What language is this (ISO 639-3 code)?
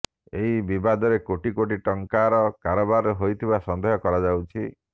ori